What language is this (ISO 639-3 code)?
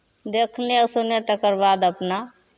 mai